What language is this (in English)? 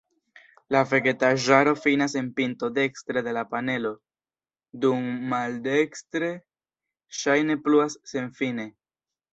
Esperanto